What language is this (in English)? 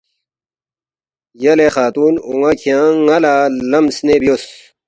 Balti